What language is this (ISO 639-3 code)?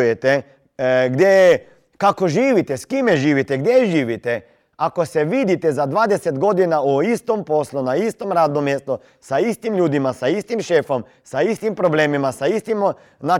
hrv